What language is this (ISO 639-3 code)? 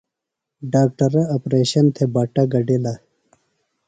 phl